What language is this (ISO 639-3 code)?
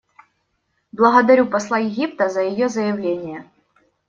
rus